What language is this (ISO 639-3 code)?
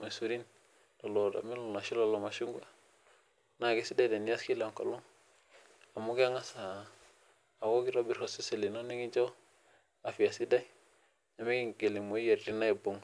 mas